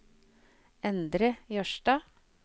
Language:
Norwegian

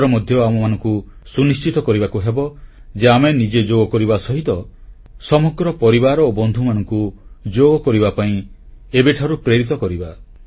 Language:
Odia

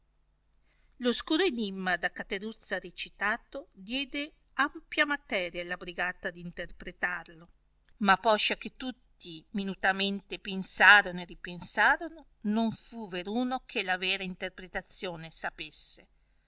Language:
Italian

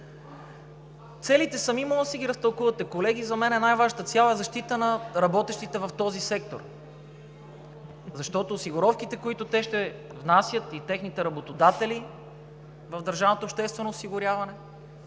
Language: Bulgarian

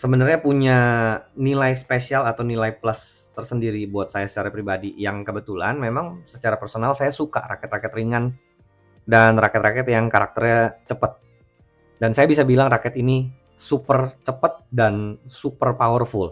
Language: Indonesian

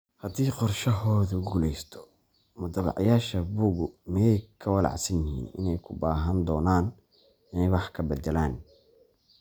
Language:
Somali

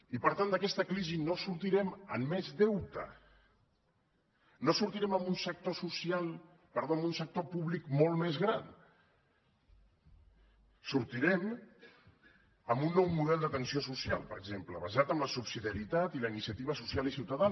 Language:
Catalan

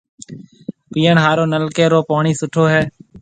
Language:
Marwari (Pakistan)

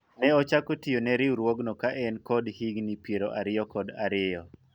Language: Luo (Kenya and Tanzania)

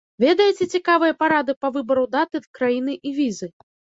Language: Belarusian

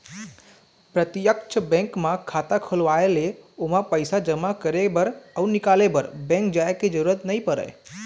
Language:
Chhattisgarhi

